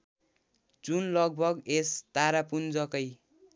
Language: Nepali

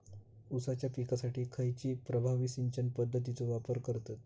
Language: Marathi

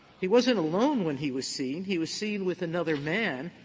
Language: English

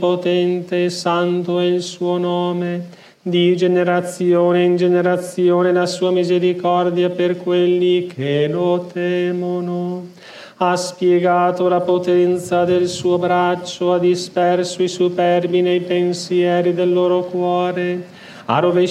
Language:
Italian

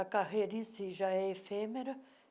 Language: Portuguese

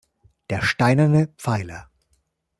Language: German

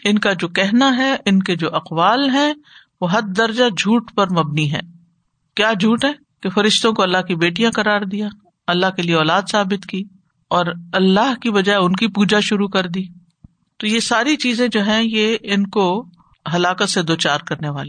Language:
Urdu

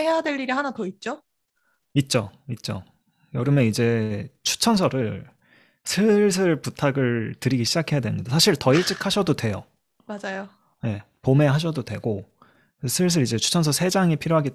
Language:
Korean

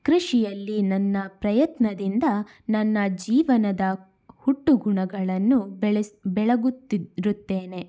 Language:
Kannada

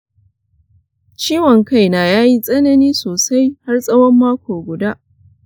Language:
Hausa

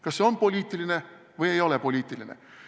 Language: Estonian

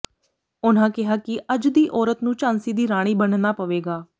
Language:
Punjabi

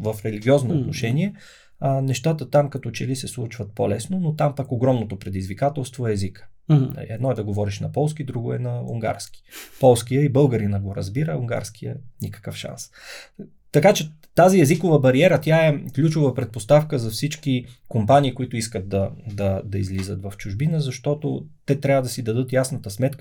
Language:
Bulgarian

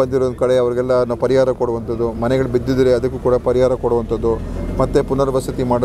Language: Kannada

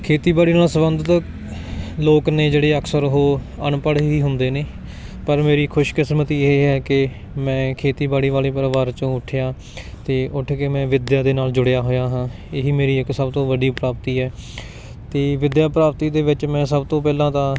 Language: Punjabi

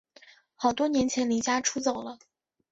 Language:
Chinese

